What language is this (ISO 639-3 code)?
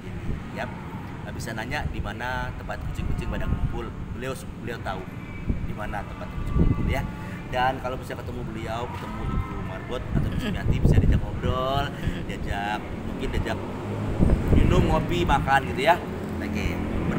ind